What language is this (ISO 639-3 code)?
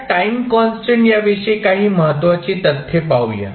mar